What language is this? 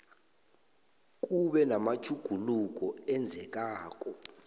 South Ndebele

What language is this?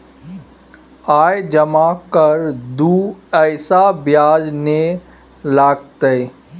Maithili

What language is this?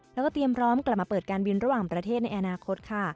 Thai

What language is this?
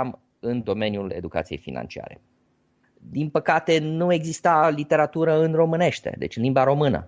Romanian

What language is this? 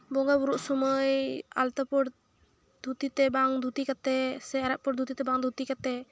Santali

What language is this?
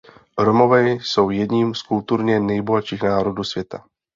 Czech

